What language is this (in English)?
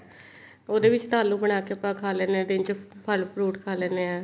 Punjabi